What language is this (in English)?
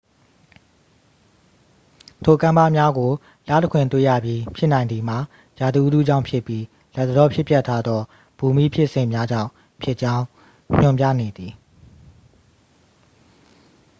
Burmese